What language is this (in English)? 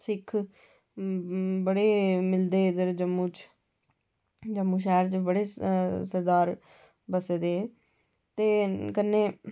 Dogri